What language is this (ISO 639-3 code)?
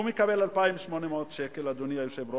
heb